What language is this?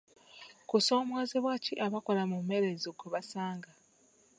Ganda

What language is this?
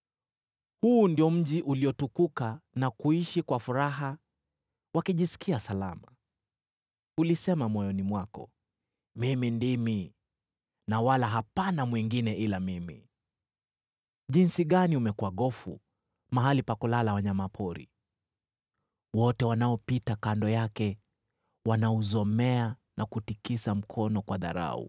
Swahili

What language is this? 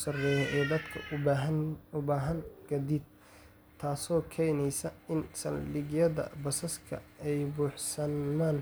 Somali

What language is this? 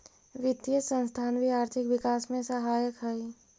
Magahi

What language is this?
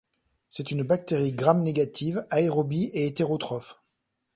French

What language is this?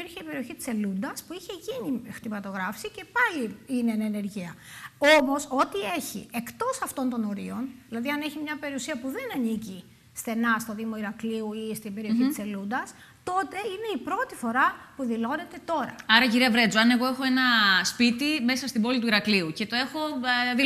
Greek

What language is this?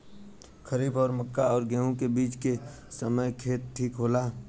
Bhojpuri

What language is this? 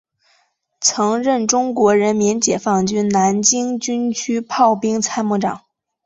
Chinese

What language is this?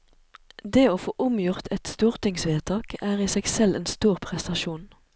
Norwegian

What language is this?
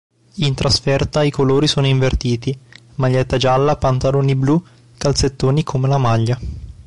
Italian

